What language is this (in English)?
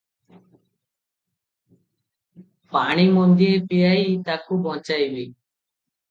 Odia